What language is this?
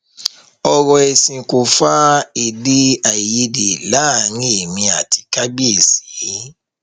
Yoruba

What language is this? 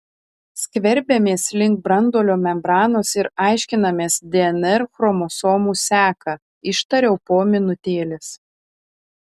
Lithuanian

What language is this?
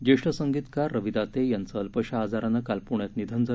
Marathi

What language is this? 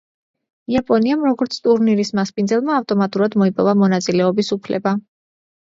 Georgian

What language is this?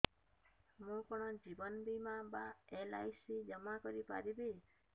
Odia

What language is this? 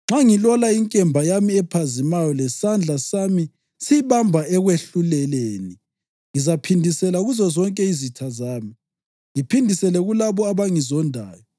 North Ndebele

